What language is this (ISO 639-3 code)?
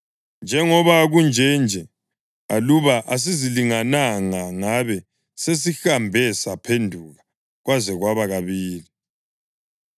nde